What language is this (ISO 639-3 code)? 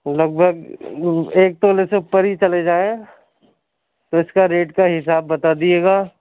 urd